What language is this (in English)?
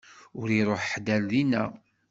Kabyle